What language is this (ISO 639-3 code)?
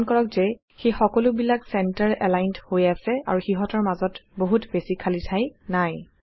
asm